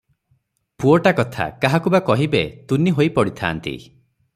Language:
Odia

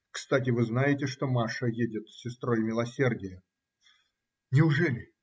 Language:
Russian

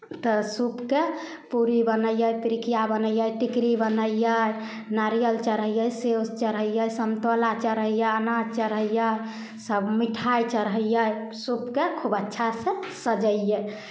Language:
Maithili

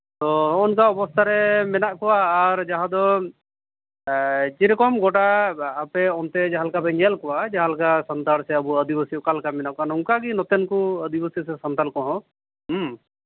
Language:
Santali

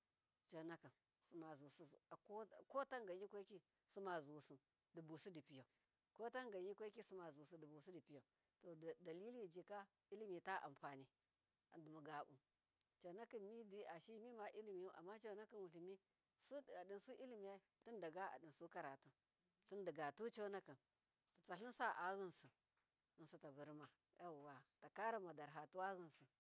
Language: Miya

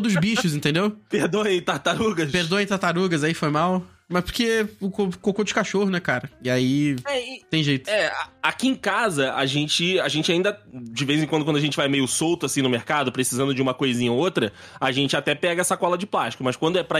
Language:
Portuguese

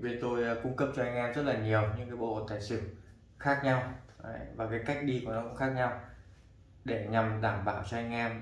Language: Vietnamese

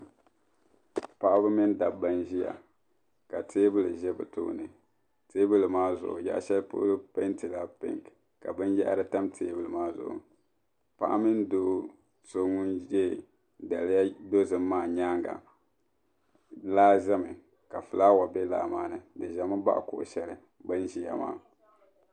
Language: Dagbani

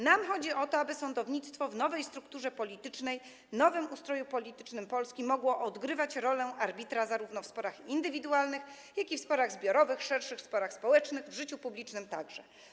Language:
Polish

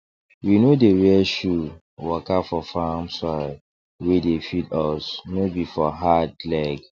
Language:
Nigerian Pidgin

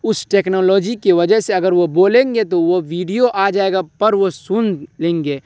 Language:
Urdu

